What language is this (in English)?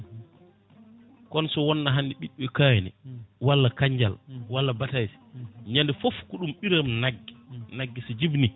Fula